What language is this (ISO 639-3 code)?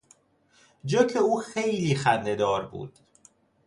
fas